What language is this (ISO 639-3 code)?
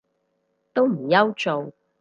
yue